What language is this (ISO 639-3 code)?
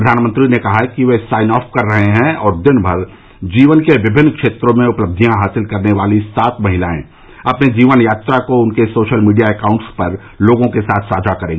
hin